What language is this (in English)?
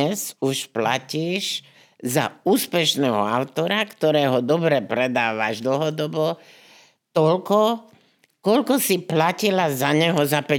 Slovak